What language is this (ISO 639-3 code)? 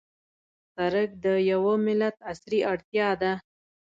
pus